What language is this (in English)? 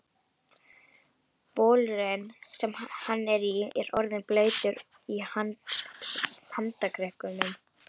Icelandic